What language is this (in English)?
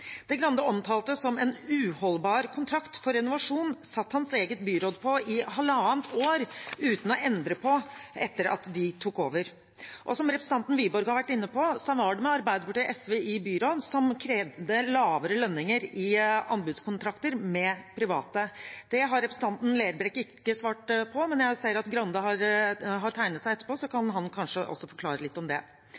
Norwegian Bokmål